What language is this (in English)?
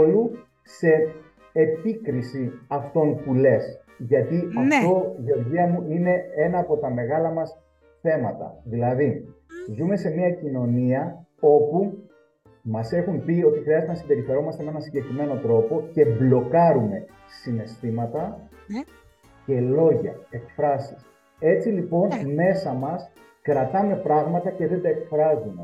Greek